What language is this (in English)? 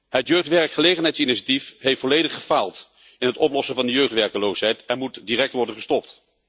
Dutch